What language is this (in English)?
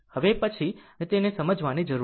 Gujarati